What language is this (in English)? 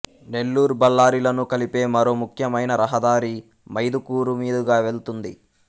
Telugu